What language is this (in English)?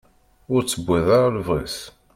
Kabyle